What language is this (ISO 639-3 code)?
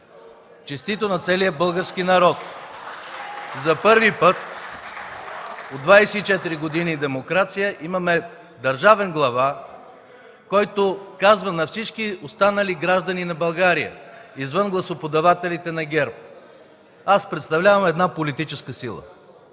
bul